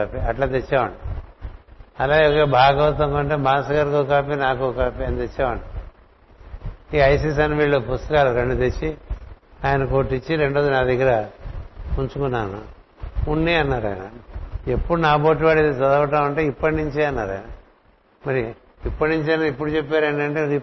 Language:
Telugu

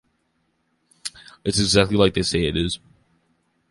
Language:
English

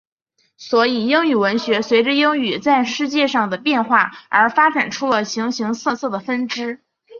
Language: Chinese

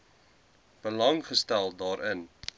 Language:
Afrikaans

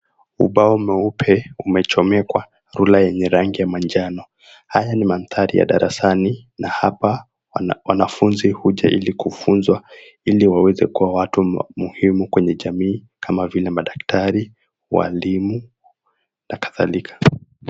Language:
Swahili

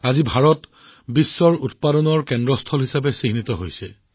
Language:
Assamese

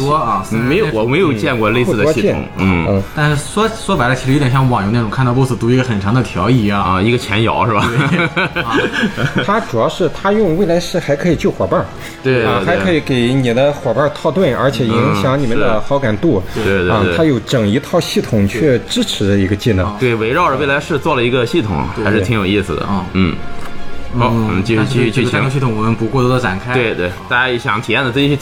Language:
Chinese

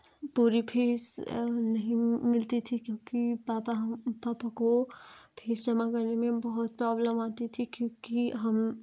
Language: Hindi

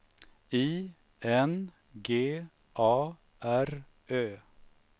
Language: Swedish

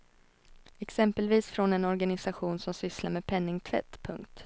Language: Swedish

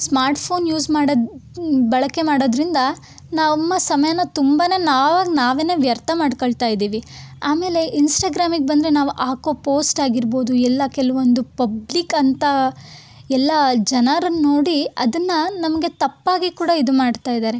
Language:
Kannada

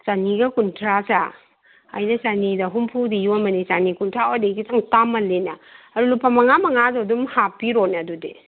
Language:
Manipuri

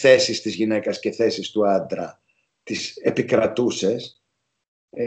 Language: Greek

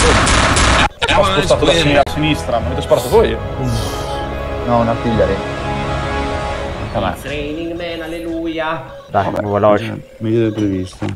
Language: Italian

